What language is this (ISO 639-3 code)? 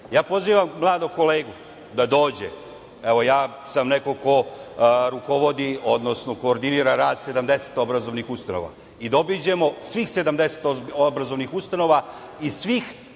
srp